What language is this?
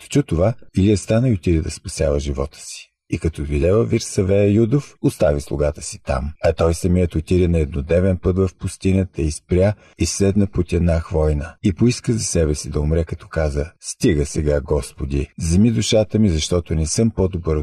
Bulgarian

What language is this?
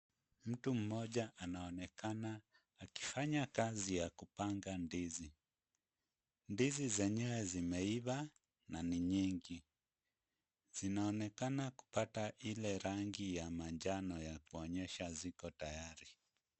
Swahili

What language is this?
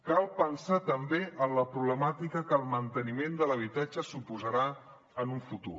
Catalan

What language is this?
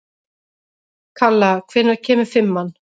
Icelandic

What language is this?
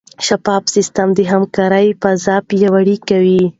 Pashto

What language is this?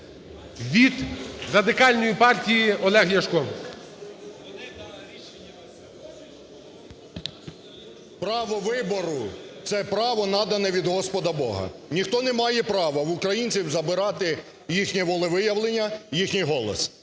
Ukrainian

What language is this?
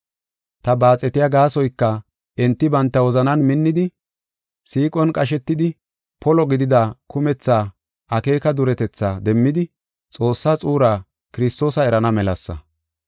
Gofa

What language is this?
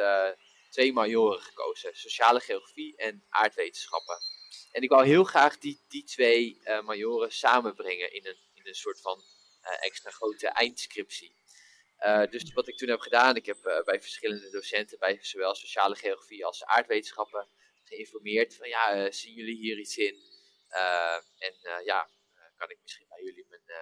Dutch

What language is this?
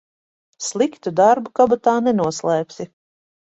Latvian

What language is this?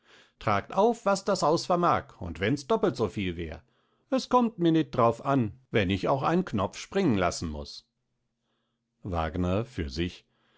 German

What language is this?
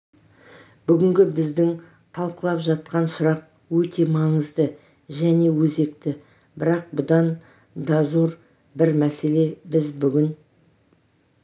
Kazakh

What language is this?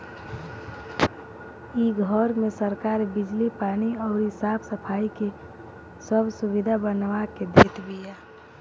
Bhojpuri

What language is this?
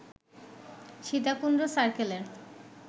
Bangla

